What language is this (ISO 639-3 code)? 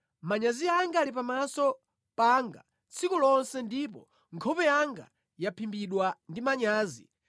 nya